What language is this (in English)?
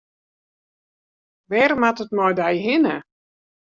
Western Frisian